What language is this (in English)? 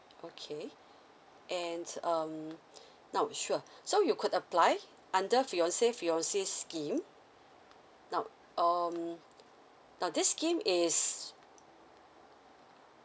English